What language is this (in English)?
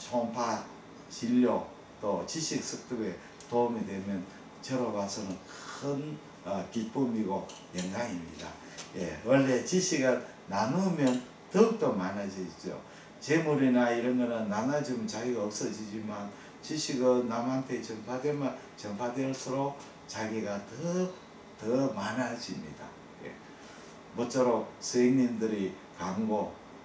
Korean